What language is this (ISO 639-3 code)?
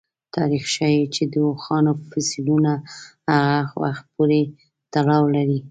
pus